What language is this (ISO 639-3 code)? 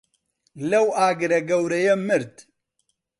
ckb